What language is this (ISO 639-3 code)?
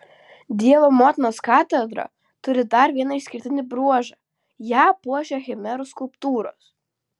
lit